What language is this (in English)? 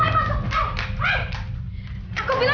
Indonesian